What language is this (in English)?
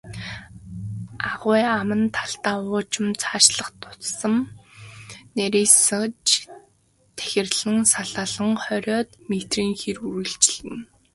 Mongolian